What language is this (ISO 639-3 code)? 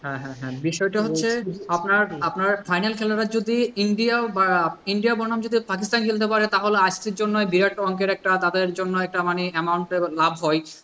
ben